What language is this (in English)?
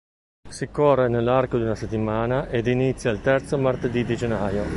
Italian